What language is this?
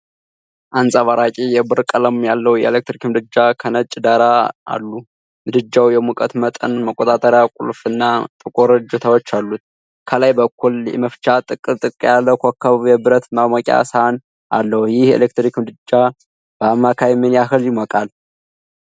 Amharic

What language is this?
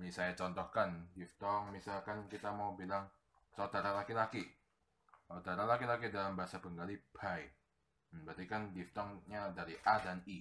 Indonesian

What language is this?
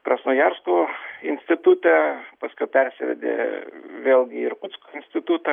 Lithuanian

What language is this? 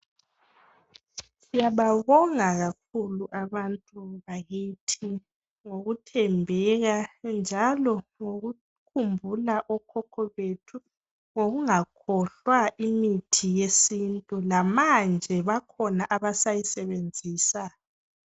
North Ndebele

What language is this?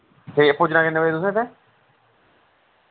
Dogri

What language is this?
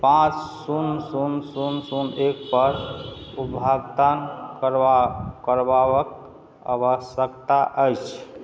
Maithili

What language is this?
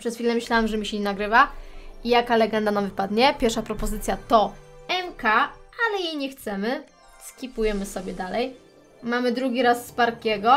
Polish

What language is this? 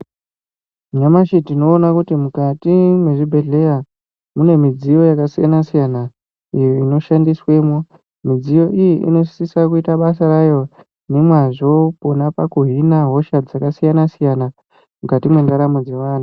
Ndau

